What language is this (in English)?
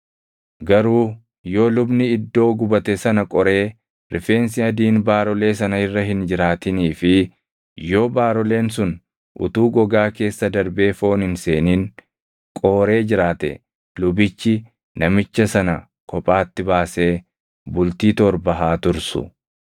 Oromo